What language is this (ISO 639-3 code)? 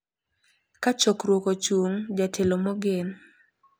luo